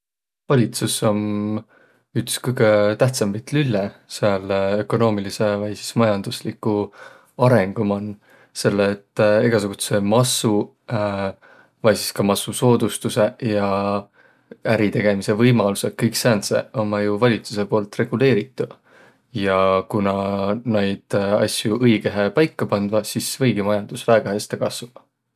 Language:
Võro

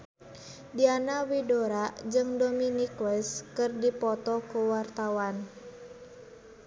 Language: Sundanese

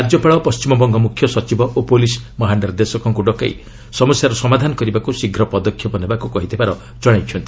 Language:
Odia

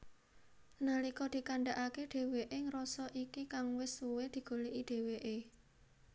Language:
Javanese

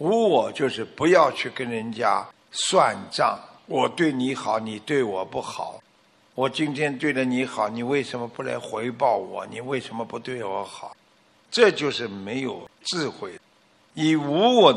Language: Chinese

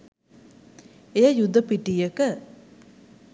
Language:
Sinhala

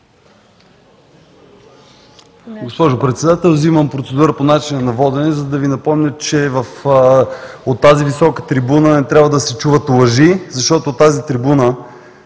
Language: Bulgarian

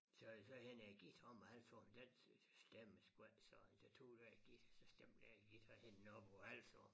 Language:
Danish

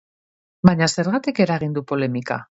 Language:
Basque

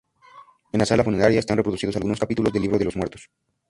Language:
Spanish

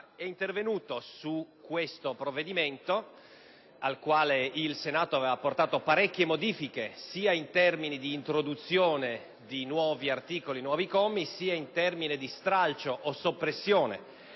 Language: Italian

